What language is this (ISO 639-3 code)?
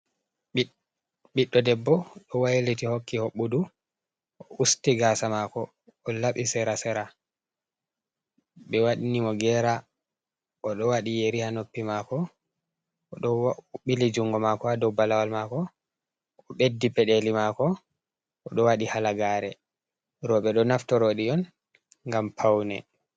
ful